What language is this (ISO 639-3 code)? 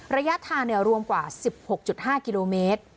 tha